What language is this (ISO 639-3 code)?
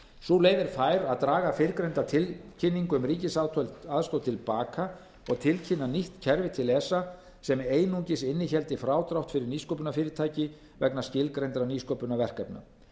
isl